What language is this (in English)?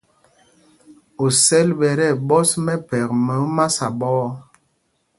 Mpumpong